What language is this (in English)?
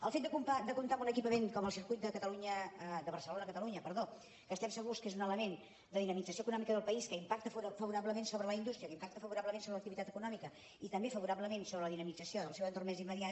Catalan